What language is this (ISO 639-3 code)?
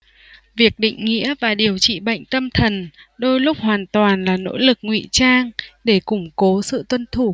vie